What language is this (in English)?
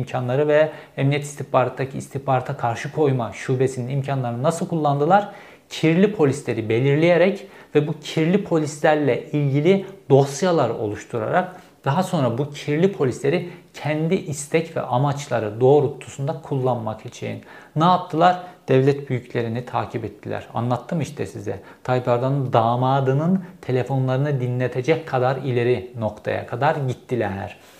Turkish